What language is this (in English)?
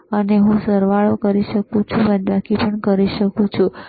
Gujarati